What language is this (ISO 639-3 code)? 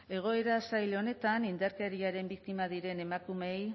eus